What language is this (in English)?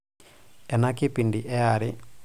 Masai